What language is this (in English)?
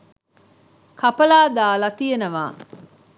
Sinhala